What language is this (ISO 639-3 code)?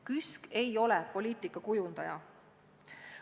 est